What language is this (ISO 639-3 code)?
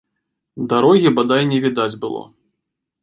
bel